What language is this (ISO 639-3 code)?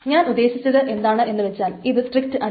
mal